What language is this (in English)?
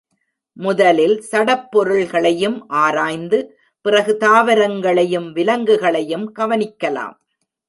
Tamil